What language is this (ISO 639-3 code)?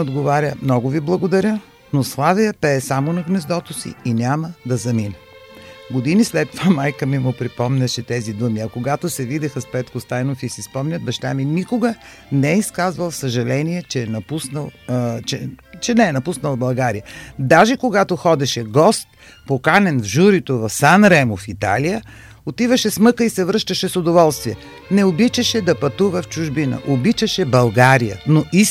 bul